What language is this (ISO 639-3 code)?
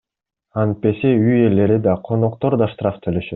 kir